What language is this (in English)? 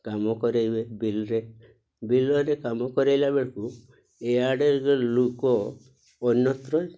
Odia